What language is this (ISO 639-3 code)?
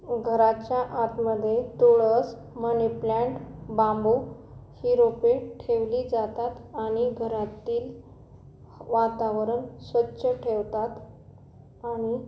mar